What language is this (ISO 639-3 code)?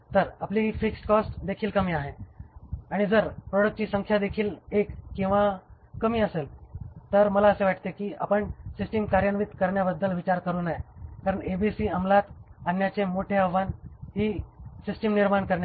mar